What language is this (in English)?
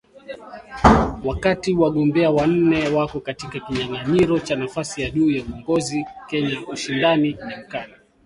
Swahili